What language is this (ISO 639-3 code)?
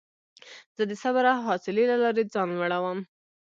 pus